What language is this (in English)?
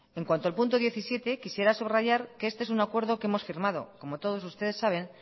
Spanish